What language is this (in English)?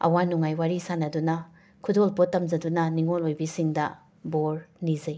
Manipuri